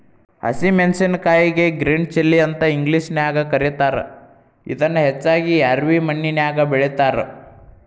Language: Kannada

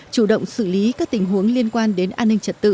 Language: Vietnamese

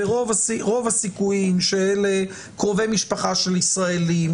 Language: Hebrew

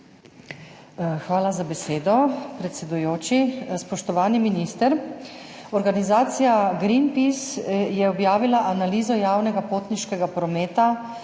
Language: Slovenian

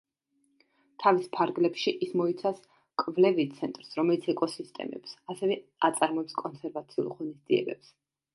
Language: Georgian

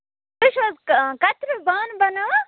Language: Kashmiri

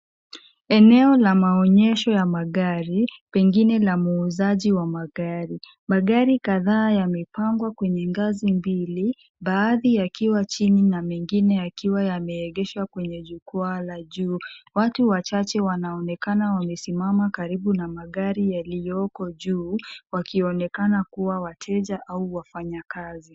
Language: Swahili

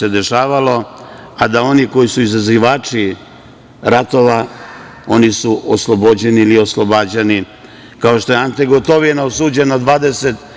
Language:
Serbian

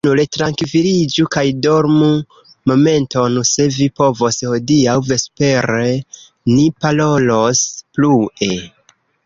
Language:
Esperanto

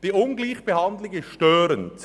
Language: Swiss German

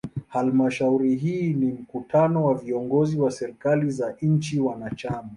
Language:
Swahili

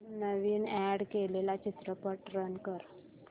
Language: Marathi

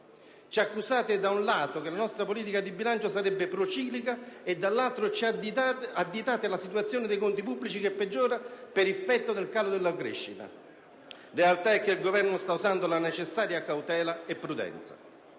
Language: Italian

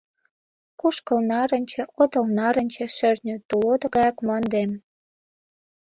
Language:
Mari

